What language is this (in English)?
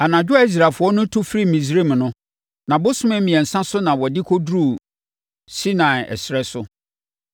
Akan